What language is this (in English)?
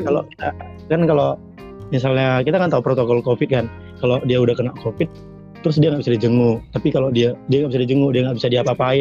Indonesian